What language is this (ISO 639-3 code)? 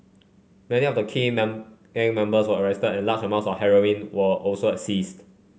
eng